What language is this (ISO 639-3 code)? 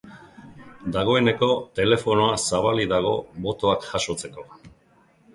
eus